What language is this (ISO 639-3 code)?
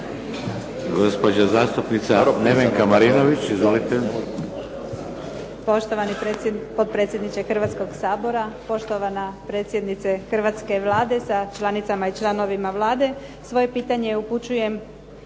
hrv